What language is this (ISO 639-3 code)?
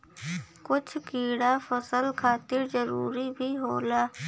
bho